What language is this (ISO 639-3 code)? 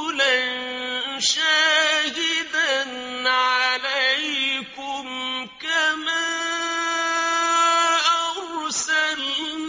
ara